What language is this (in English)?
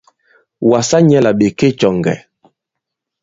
Bankon